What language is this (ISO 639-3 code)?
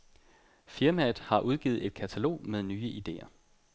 dan